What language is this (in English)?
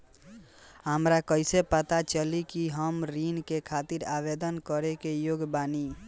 Bhojpuri